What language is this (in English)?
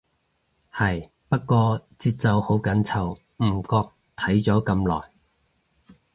Cantonese